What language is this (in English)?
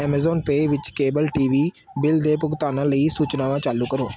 Punjabi